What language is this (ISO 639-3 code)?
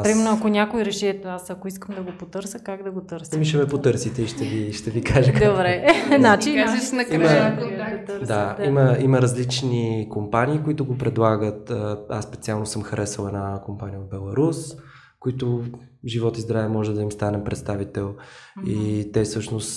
bul